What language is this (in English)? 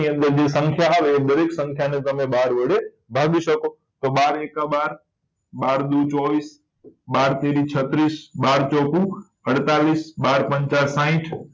Gujarati